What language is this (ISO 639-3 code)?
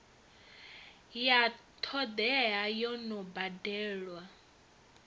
ven